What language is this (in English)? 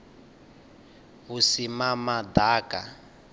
Venda